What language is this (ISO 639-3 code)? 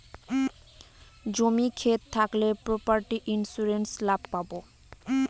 ben